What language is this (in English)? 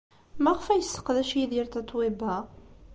Kabyle